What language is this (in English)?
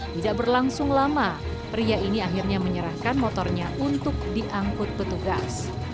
Indonesian